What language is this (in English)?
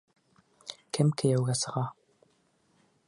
Bashkir